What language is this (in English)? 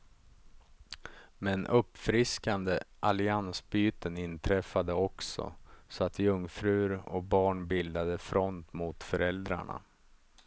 Swedish